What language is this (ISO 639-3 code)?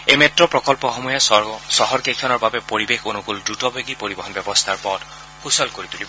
asm